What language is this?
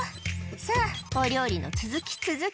Japanese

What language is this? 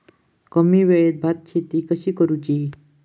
Marathi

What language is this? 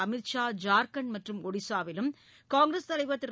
Tamil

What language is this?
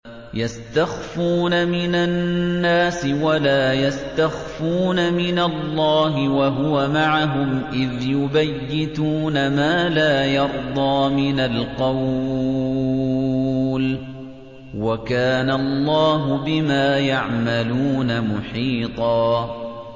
Arabic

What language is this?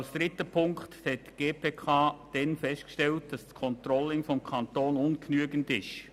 Swiss German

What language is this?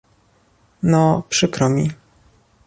Polish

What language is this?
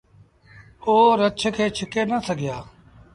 Sindhi Bhil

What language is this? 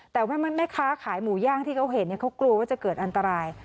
Thai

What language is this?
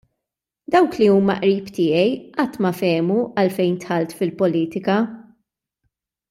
Maltese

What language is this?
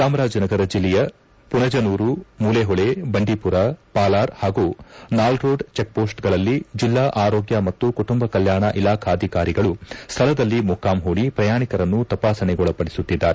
Kannada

